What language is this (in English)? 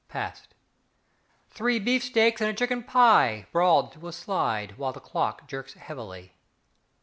English